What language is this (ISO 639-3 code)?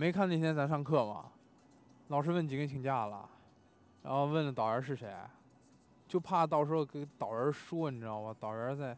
zho